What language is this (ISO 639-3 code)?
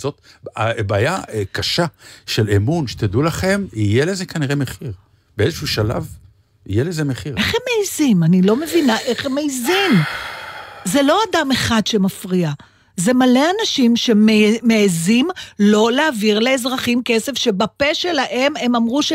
heb